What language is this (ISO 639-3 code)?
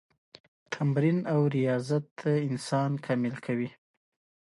pus